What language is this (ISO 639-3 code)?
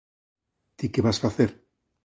glg